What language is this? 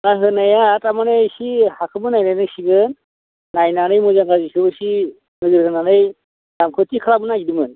Bodo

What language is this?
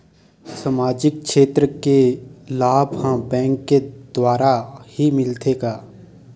Chhattisgarhi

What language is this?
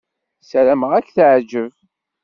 Kabyle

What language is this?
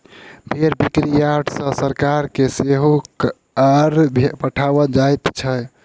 Maithili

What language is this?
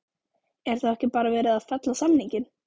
Icelandic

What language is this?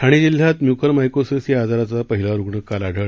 Marathi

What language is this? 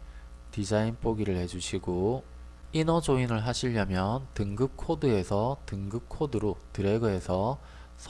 Korean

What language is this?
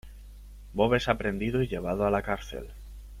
Spanish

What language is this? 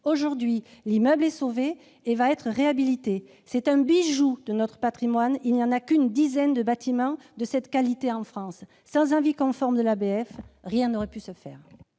French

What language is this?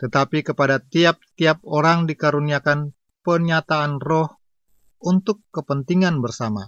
Indonesian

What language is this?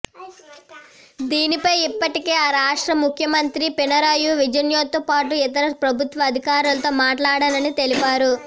Telugu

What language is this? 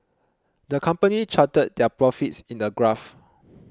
English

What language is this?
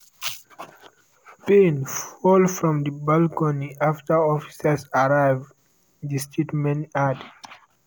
Nigerian Pidgin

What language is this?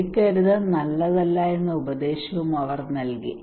Malayalam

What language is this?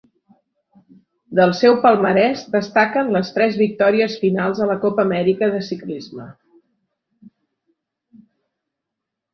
Catalan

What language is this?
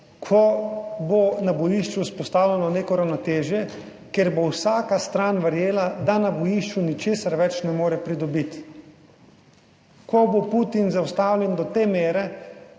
Slovenian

